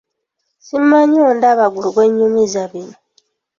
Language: Ganda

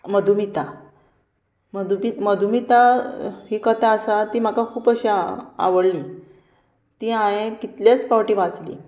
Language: Konkani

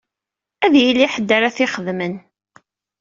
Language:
Kabyle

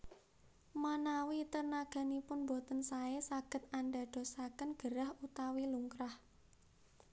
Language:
Javanese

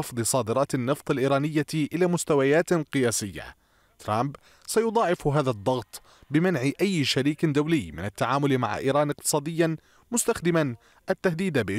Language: Arabic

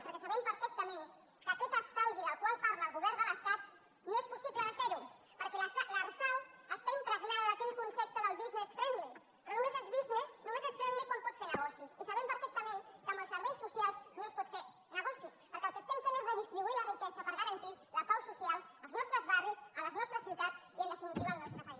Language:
Catalan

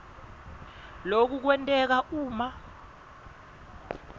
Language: Swati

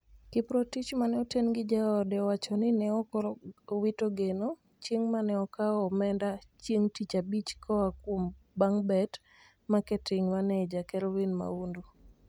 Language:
Luo (Kenya and Tanzania)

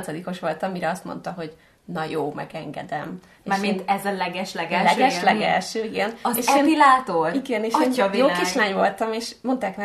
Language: Hungarian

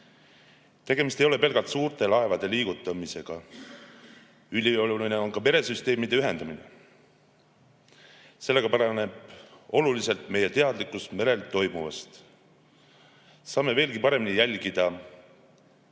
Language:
Estonian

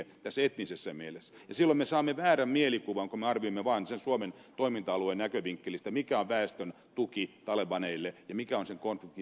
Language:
Finnish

